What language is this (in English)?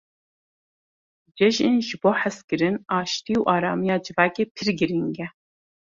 Kurdish